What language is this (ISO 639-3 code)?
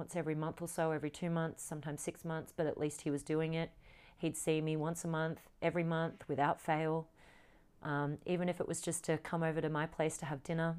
eng